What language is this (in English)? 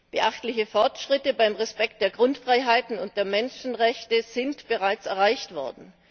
German